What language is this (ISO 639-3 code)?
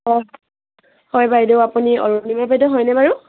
asm